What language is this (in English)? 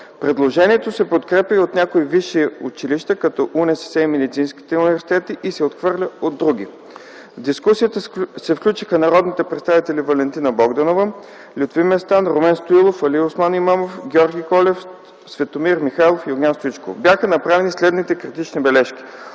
Bulgarian